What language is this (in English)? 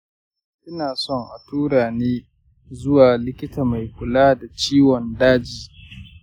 Hausa